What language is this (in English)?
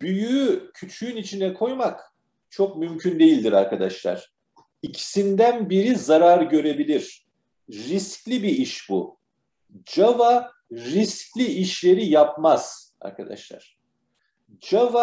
Turkish